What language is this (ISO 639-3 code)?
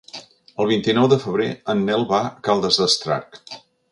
cat